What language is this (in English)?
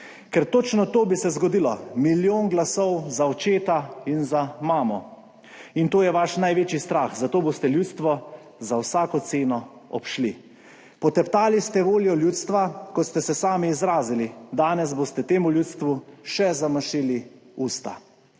Slovenian